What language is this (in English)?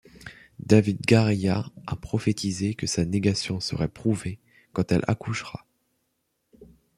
French